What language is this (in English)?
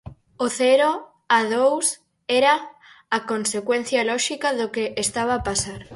Galician